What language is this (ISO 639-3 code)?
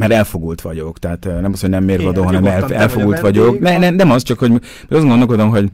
hun